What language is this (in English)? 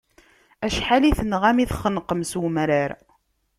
Kabyle